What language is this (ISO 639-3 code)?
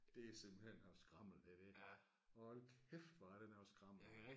dan